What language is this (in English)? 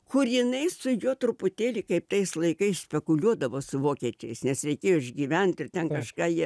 Lithuanian